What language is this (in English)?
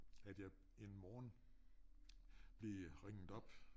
Danish